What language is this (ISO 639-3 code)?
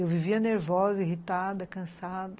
por